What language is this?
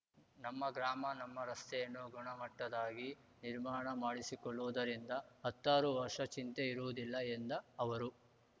Kannada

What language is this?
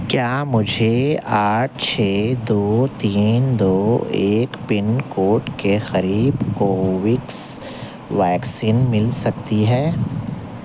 Urdu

